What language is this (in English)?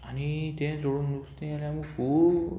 Konkani